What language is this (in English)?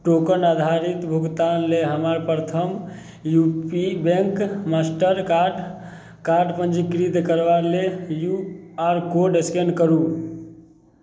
Maithili